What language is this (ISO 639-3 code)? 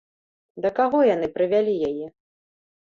bel